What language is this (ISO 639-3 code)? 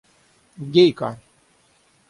rus